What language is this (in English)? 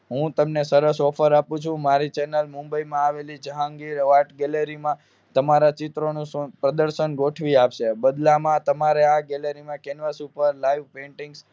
Gujarati